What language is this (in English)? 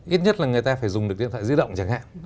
Vietnamese